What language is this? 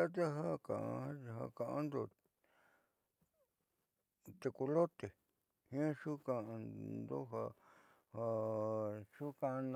Southeastern Nochixtlán Mixtec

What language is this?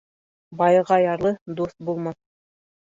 Bashkir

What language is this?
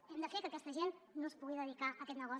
Catalan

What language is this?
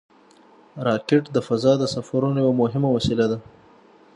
Pashto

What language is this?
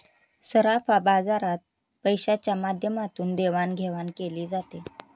Marathi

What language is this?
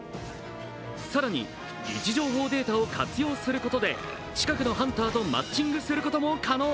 Japanese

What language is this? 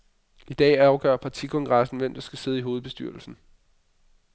Danish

